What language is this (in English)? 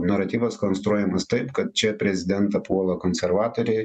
Lithuanian